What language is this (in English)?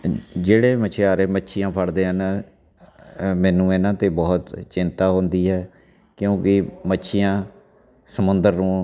Punjabi